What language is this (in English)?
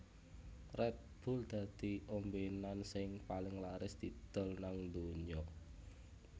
Javanese